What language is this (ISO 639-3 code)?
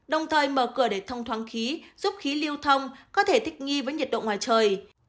vie